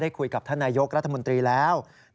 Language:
Thai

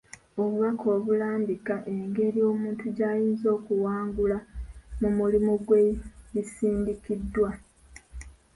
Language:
Ganda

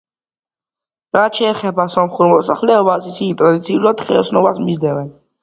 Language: Georgian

